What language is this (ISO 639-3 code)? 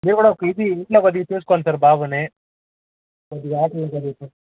tel